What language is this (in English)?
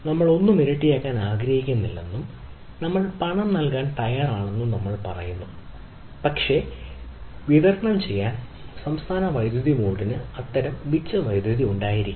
Malayalam